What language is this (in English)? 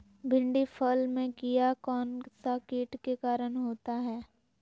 Magahi